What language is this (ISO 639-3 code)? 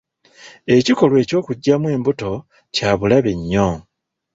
lug